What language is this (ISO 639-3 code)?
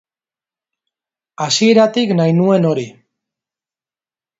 eus